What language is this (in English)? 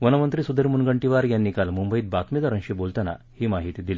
Marathi